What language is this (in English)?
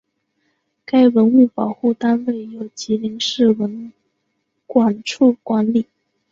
Chinese